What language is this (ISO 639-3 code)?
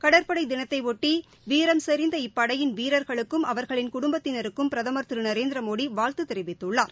tam